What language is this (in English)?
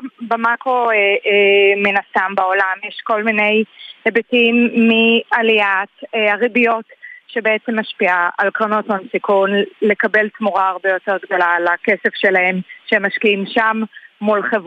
Hebrew